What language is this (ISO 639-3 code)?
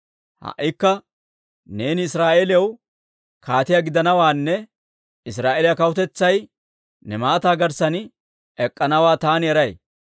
dwr